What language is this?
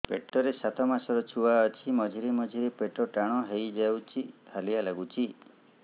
Odia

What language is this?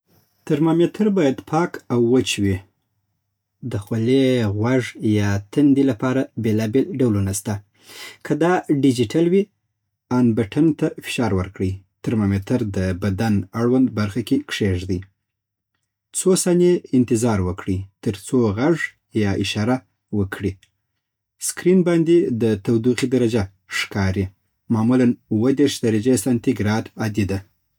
Southern Pashto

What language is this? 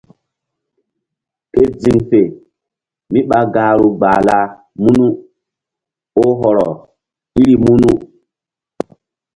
Mbum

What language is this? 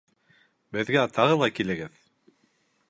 Bashkir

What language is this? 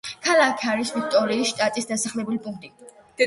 Georgian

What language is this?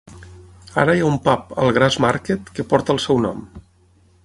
Catalan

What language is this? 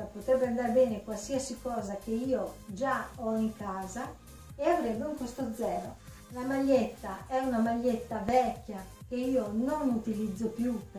Italian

